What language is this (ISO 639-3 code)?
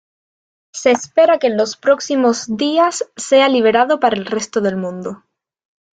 spa